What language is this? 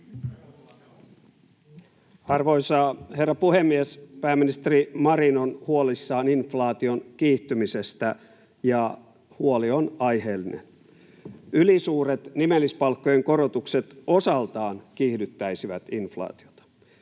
Finnish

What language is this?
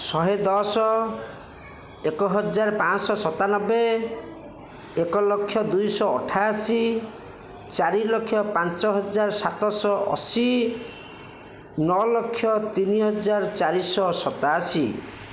Odia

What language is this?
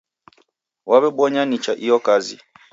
Taita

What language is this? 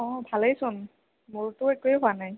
Assamese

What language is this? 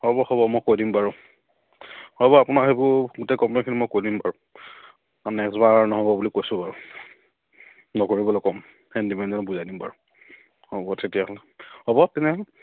Assamese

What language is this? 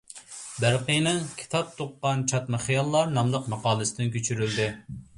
Uyghur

